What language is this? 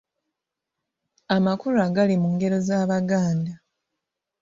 Ganda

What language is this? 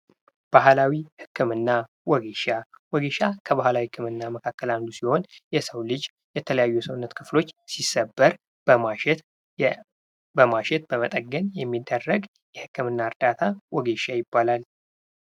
Amharic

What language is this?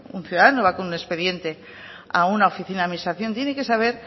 Spanish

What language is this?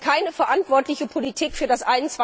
German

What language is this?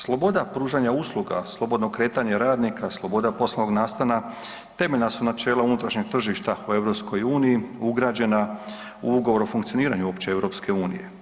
Croatian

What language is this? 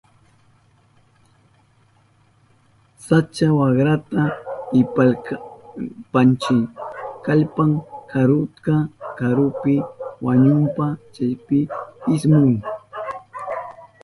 Southern Pastaza Quechua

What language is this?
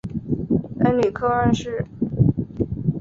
Chinese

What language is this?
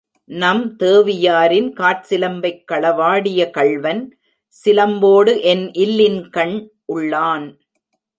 Tamil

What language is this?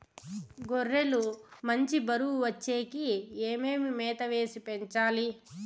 Telugu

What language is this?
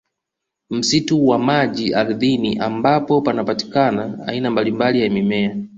Swahili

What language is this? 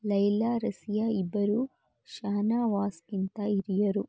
Kannada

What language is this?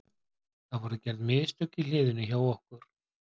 Icelandic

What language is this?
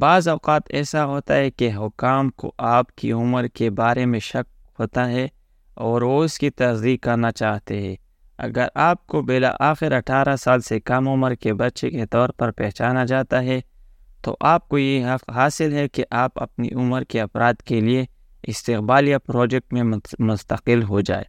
Urdu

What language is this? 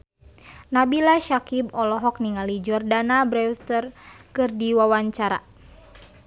Sundanese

